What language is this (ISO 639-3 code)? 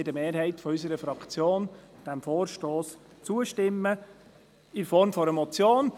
gsw